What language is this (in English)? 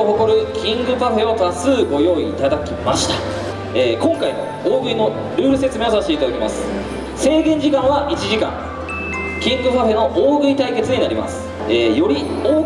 Japanese